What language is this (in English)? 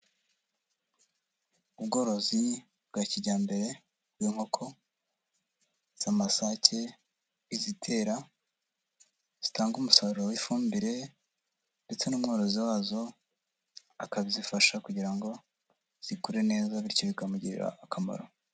Kinyarwanda